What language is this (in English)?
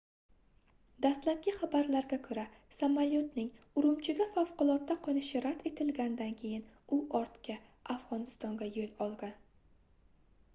Uzbek